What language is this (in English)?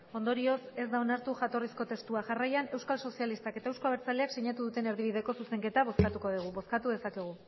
Basque